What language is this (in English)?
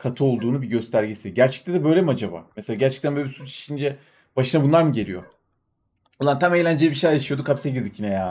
Turkish